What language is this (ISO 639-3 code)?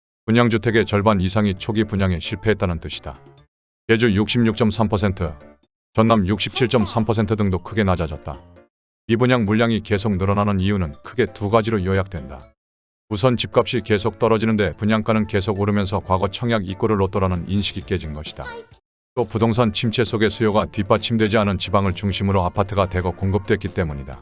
kor